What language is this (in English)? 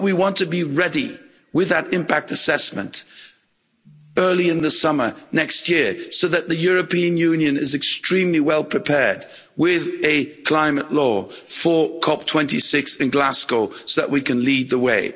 English